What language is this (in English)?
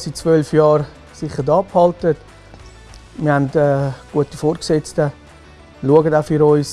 German